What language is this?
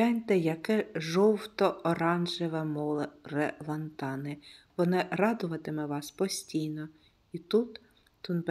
Ukrainian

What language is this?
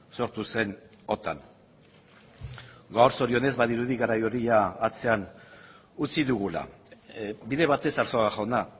Basque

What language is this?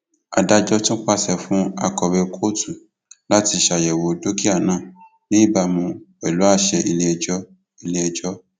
Yoruba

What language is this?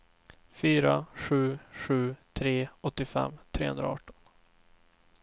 Swedish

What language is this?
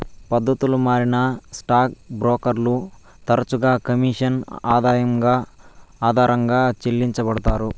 Telugu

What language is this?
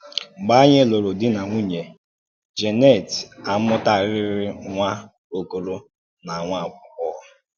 Igbo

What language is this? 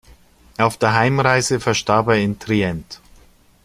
German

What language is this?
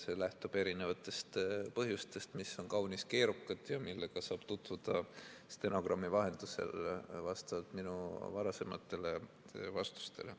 Estonian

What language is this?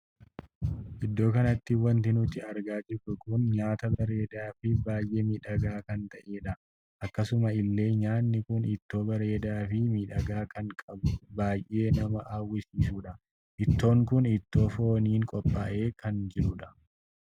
Oromo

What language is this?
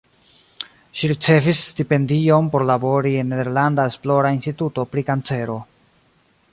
Esperanto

